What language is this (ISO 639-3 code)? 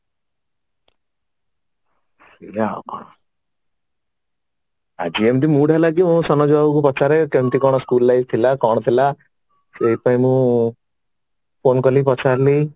ori